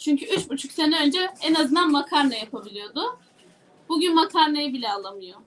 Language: Turkish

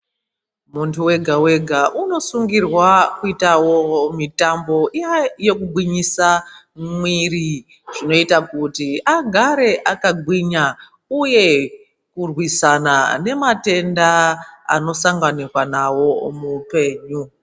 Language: Ndau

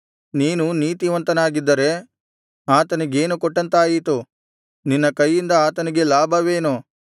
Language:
Kannada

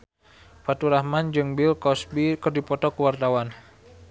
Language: Sundanese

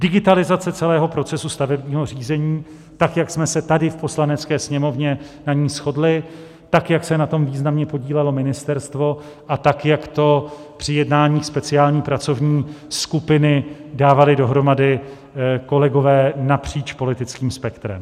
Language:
Czech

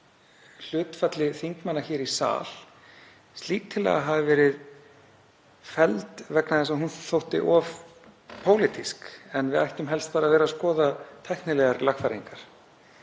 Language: Icelandic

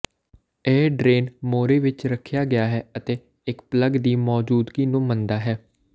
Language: Punjabi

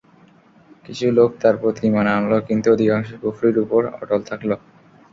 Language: Bangla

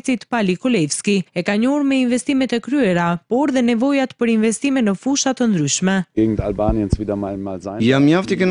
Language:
Romanian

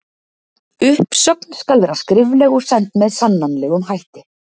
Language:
Icelandic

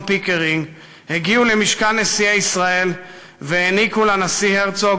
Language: Hebrew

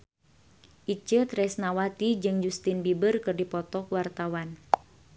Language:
Sundanese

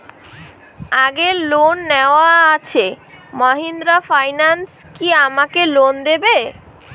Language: Bangla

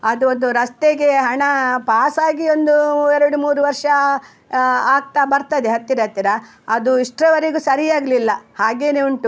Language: Kannada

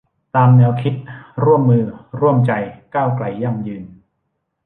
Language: Thai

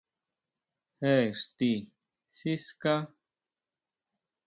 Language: Huautla Mazatec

